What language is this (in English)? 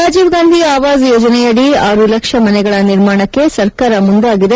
Kannada